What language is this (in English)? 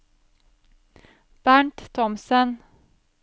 Norwegian